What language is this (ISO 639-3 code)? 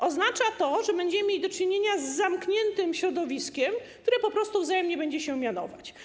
pol